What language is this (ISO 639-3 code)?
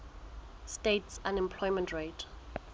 sot